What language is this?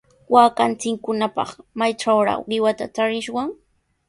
Sihuas Ancash Quechua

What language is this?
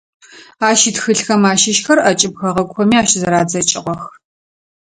Adyghe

